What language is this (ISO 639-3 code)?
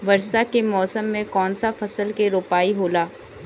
bho